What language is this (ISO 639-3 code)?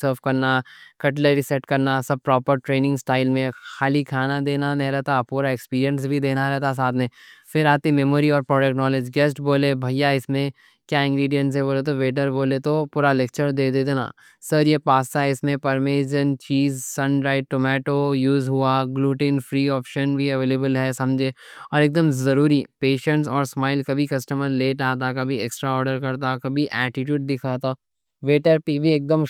dcc